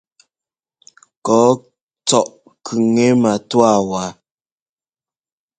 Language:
Ngomba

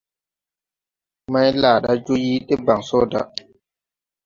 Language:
Tupuri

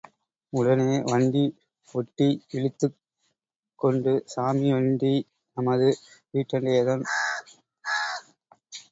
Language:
Tamil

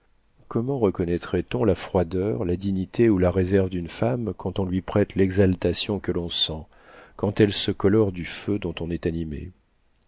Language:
French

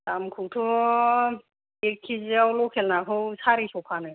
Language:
Bodo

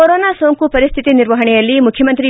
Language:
Kannada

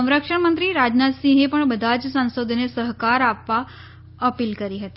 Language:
Gujarati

